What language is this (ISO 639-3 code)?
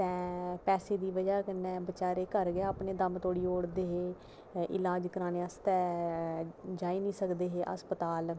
doi